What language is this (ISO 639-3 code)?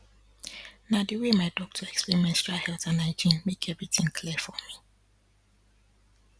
pcm